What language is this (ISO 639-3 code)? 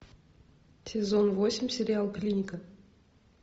rus